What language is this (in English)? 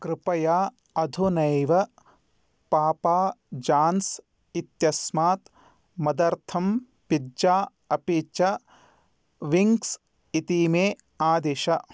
Sanskrit